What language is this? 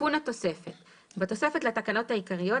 Hebrew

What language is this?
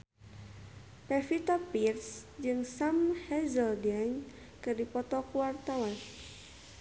Sundanese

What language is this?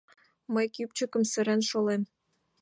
Mari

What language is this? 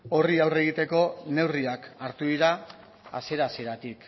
Basque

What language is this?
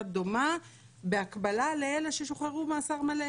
Hebrew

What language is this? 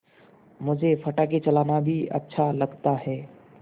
Hindi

